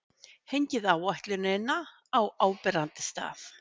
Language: Icelandic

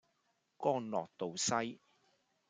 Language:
Cantonese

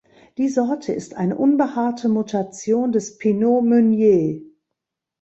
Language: German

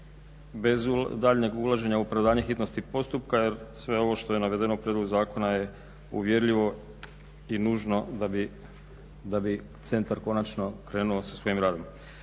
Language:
Croatian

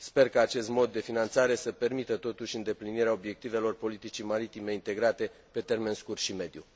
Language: Romanian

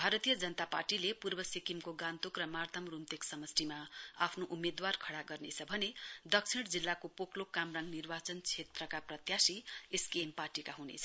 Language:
Nepali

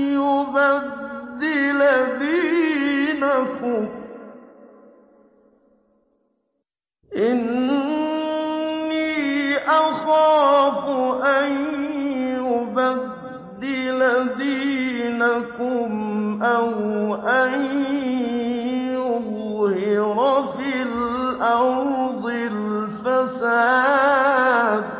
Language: Arabic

